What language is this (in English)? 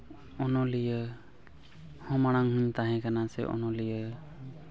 Santali